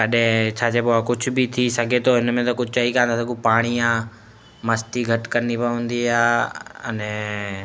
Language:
Sindhi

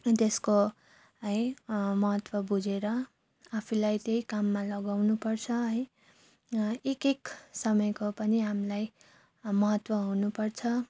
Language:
Nepali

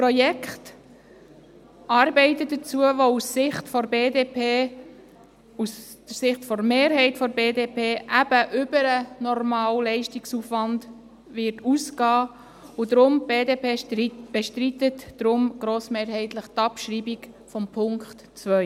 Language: Swiss German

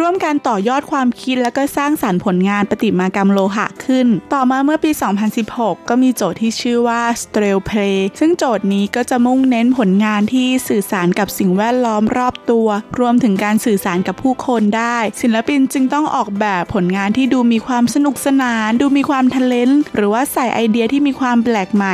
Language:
Thai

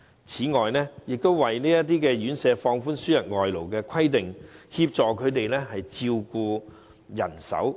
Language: Cantonese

